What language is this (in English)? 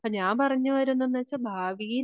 Malayalam